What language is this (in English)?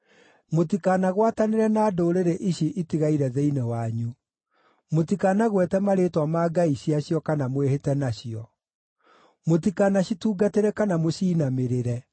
Kikuyu